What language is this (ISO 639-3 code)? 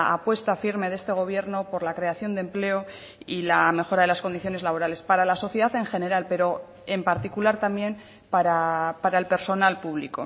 spa